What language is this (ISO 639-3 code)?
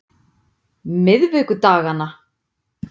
isl